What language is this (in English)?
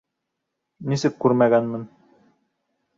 Bashkir